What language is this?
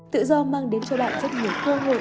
Vietnamese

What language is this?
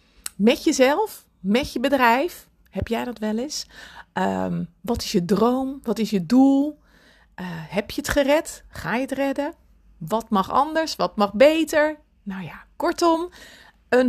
Dutch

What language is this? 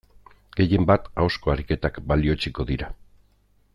Basque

